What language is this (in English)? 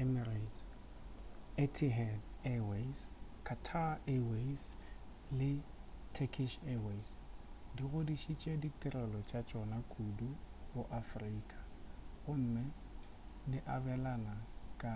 Northern Sotho